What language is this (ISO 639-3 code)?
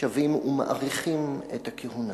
heb